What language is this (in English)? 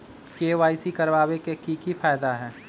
Magahi